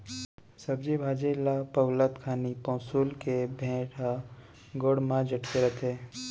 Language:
Chhattisgarhi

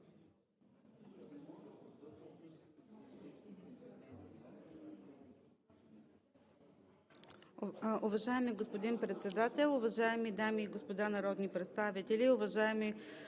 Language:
Bulgarian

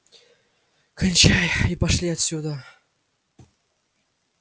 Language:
Russian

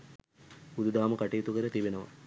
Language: Sinhala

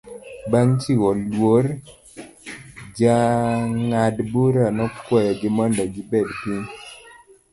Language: Luo (Kenya and Tanzania)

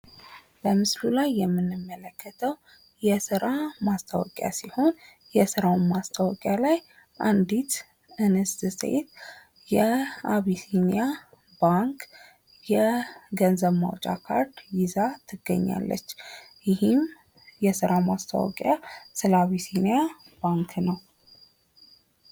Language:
Amharic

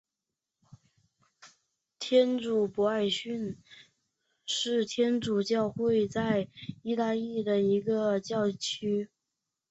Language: Chinese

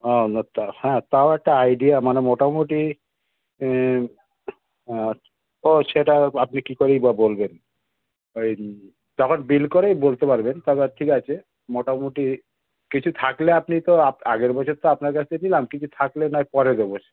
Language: Bangla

